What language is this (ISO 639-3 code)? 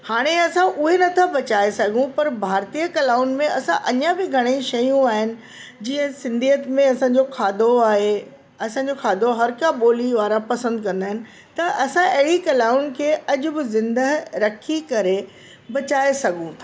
snd